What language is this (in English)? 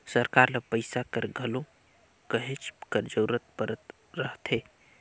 Chhattisgarhi